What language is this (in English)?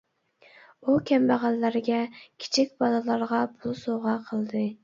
Uyghur